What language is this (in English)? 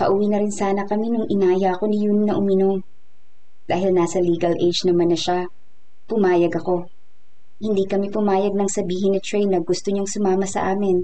Filipino